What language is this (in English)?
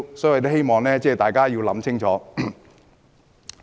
Cantonese